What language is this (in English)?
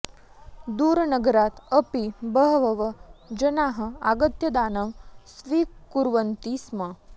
Sanskrit